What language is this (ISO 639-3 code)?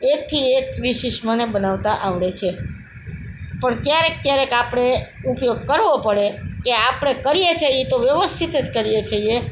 guj